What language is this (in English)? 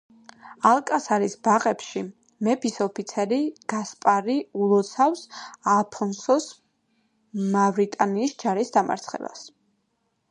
Georgian